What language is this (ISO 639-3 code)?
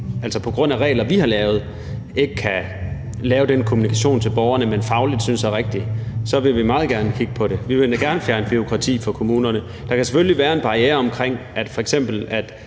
dan